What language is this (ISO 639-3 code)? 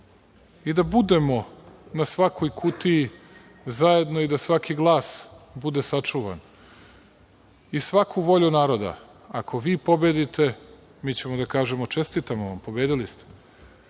srp